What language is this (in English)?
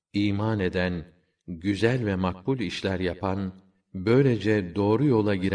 Turkish